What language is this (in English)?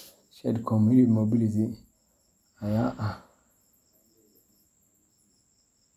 Somali